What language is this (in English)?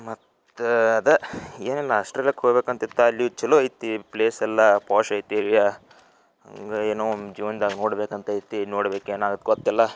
Kannada